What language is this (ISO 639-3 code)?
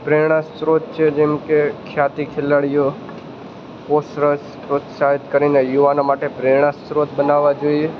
guj